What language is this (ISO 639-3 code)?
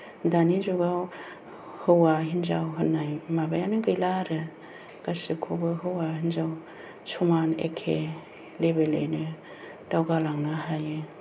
brx